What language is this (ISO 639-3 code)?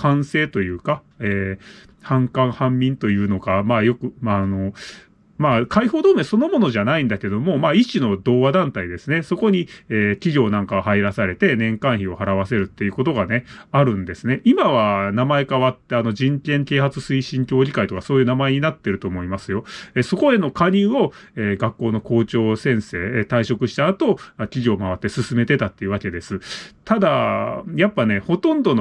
jpn